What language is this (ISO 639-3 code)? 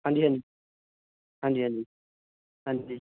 pan